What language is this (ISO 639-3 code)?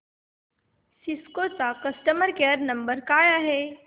mar